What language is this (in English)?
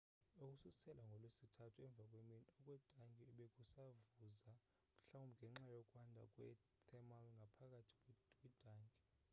Xhosa